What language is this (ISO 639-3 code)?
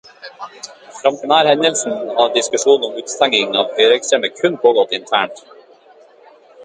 nob